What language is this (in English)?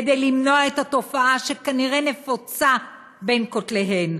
Hebrew